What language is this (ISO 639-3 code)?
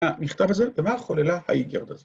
heb